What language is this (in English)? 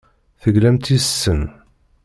Kabyle